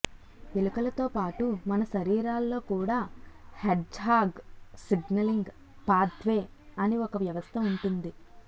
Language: Telugu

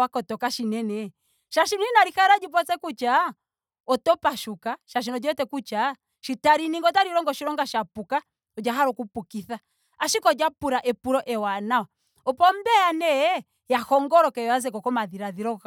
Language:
Ndonga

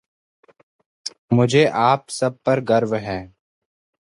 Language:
Hindi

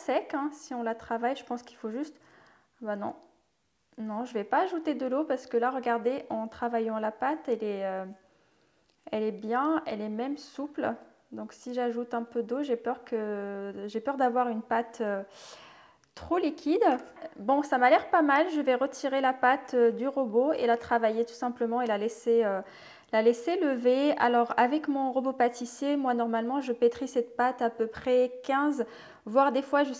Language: French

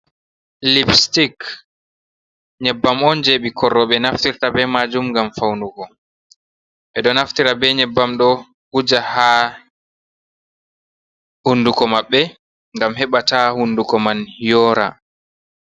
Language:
Fula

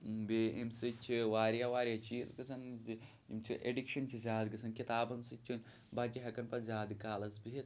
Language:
Kashmiri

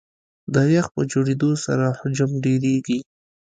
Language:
Pashto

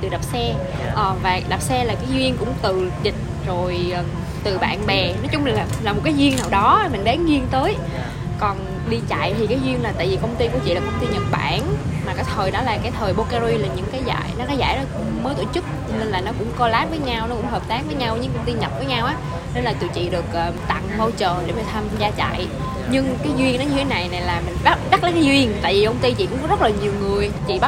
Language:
Vietnamese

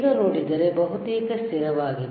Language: Kannada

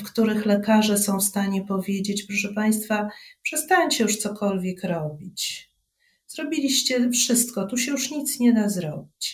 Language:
Polish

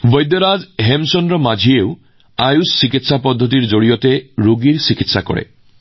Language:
Assamese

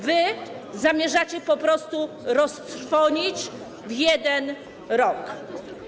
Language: Polish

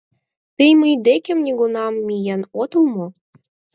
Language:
Mari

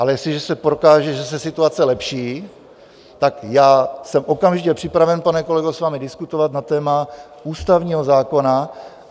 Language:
Czech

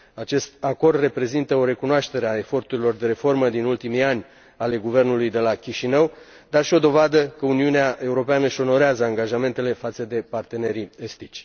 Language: Romanian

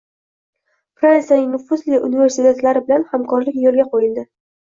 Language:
Uzbek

